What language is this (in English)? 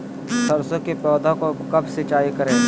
Magahi